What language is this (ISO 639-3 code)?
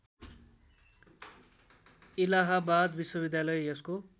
nep